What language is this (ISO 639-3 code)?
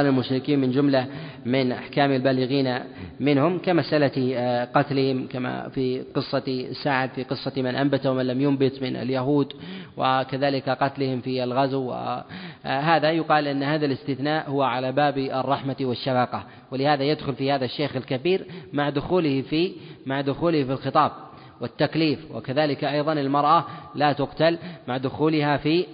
ara